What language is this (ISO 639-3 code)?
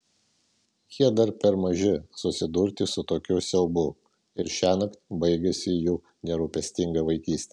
lit